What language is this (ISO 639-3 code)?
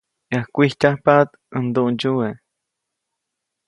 zoc